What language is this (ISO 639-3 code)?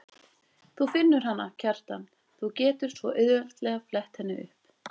isl